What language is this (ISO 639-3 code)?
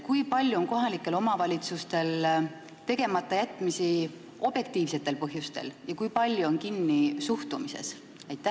est